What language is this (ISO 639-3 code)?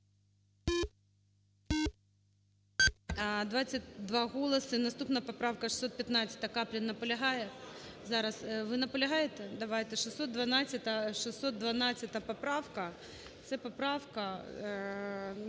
ukr